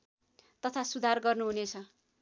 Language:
Nepali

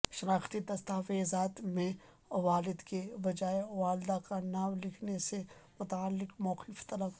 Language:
Urdu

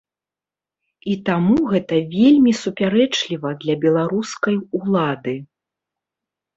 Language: Belarusian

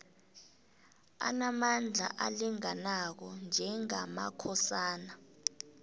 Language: South Ndebele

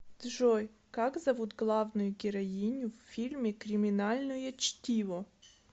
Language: Russian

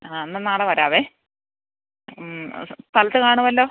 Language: Malayalam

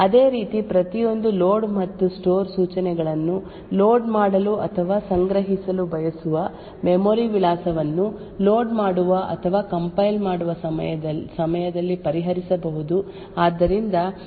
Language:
Kannada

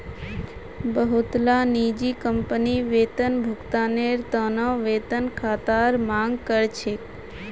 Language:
Magahi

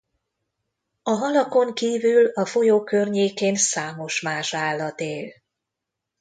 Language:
Hungarian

